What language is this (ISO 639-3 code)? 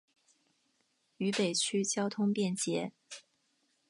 zho